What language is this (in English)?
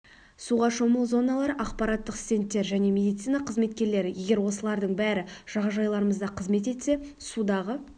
Kazakh